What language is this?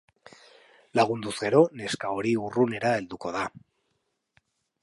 Basque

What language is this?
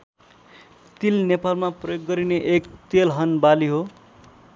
Nepali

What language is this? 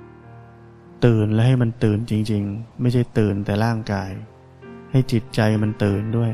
Thai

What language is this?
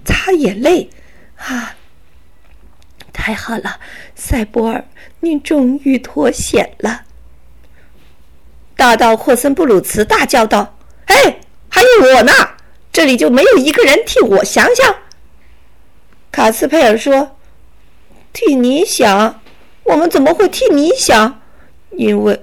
Chinese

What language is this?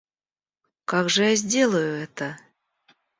Russian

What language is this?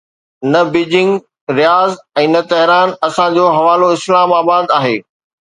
Sindhi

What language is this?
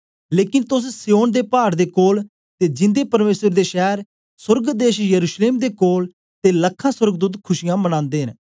Dogri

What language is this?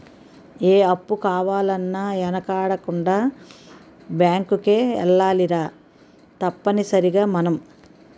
Telugu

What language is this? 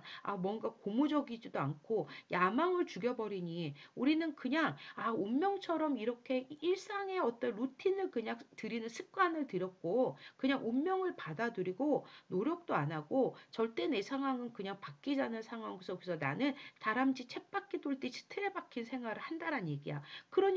Korean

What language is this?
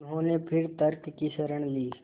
Hindi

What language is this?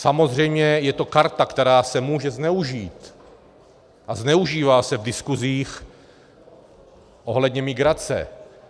Czech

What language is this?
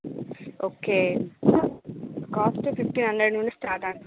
Telugu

